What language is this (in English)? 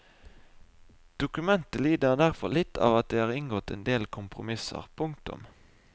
Norwegian